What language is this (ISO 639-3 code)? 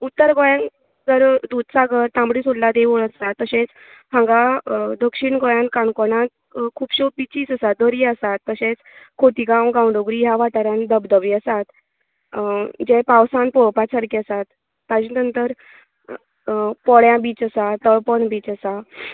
kok